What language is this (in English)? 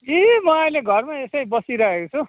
Nepali